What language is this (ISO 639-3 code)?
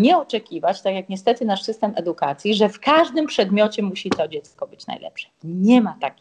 pol